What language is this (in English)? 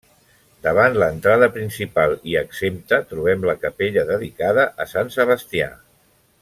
Catalan